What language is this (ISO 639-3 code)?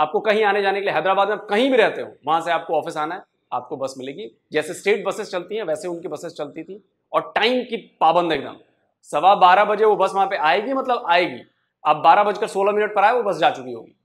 hin